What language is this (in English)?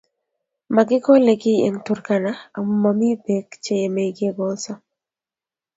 Kalenjin